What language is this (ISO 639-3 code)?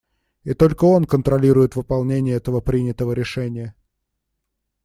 rus